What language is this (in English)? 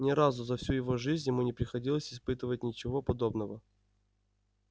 Russian